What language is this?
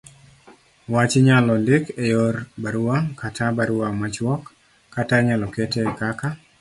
Luo (Kenya and Tanzania)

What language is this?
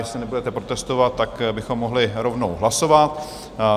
Czech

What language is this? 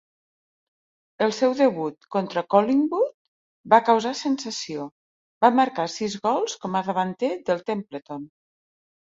Catalan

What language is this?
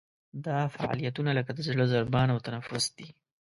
Pashto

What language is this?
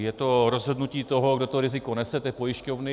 Czech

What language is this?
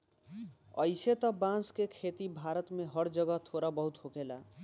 Bhojpuri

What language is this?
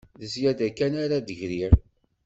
Kabyle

